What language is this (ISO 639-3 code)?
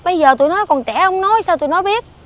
vie